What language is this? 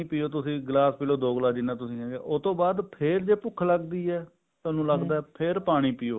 Punjabi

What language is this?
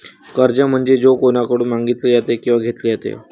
Marathi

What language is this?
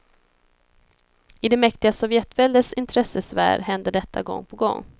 Swedish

